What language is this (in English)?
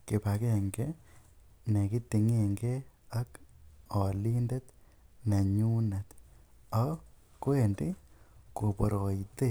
Kalenjin